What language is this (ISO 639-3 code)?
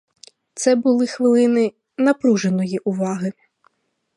ukr